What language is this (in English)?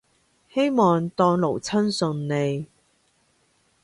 Cantonese